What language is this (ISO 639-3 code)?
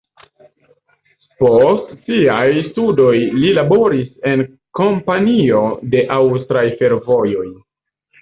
epo